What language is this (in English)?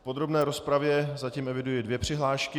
Czech